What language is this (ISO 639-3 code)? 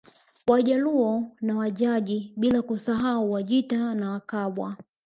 swa